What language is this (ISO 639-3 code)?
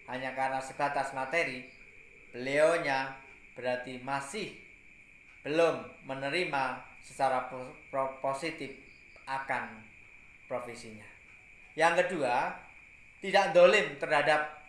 ind